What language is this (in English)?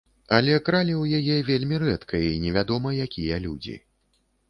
Belarusian